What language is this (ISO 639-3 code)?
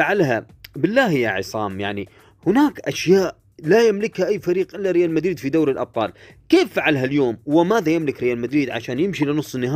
ara